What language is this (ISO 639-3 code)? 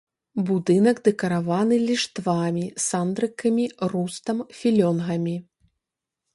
bel